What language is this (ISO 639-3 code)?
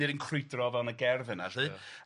cym